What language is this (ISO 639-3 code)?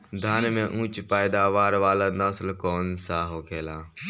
bho